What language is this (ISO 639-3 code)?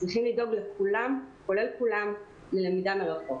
heb